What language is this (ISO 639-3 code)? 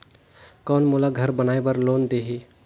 hne